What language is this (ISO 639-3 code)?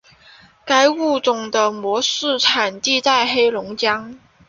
zho